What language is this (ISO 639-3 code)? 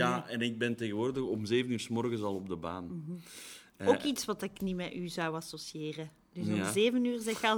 nld